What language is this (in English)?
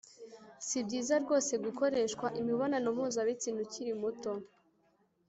Kinyarwanda